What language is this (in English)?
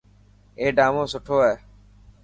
Dhatki